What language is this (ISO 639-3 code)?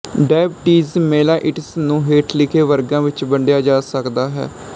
pan